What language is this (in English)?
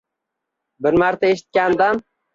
Uzbek